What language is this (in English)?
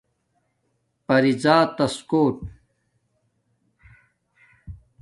Domaaki